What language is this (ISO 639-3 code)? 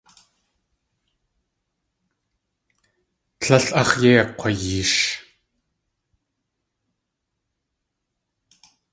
tli